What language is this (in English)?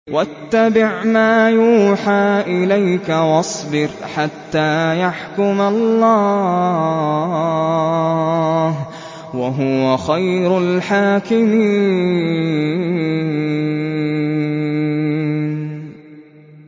Arabic